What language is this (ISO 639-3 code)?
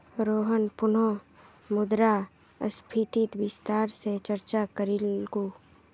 mag